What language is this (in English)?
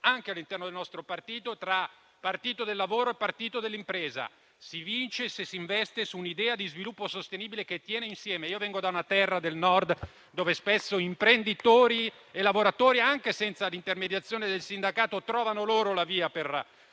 Italian